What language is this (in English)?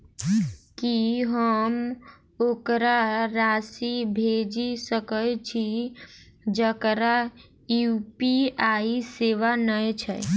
Maithili